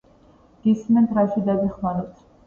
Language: Georgian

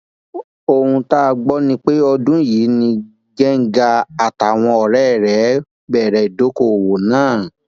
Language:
Yoruba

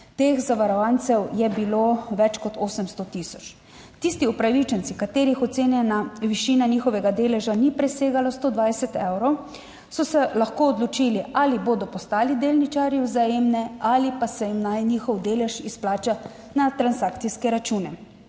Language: Slovenian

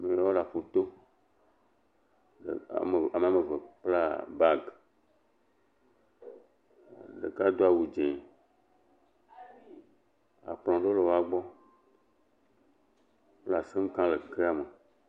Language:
Ewe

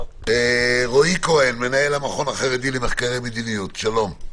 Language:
Hebrew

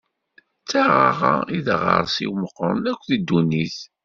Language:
Kabyle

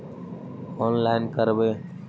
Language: Magahi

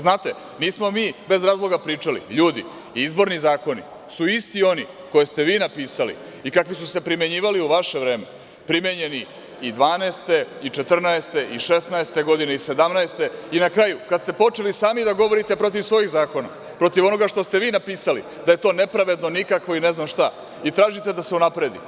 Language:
Serbian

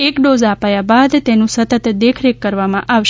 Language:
Gujarati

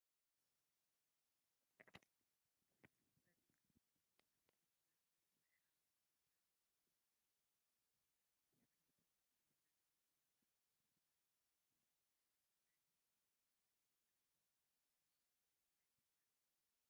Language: Tigrinya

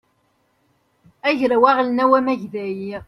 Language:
Kabyle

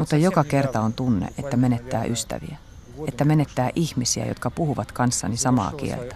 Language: Finnish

